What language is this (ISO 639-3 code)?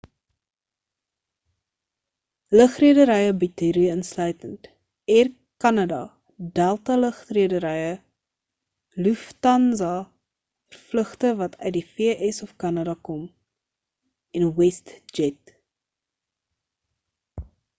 afr